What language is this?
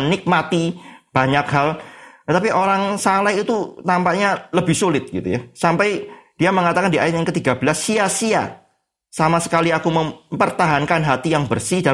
Indonesian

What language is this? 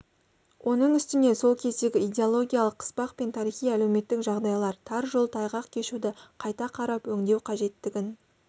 Kazakh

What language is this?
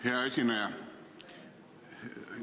Estonian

